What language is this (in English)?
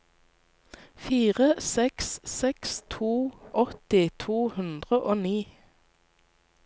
Norwegian